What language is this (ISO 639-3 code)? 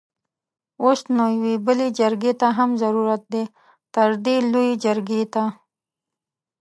pus